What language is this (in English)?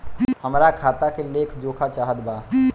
Bhojpuri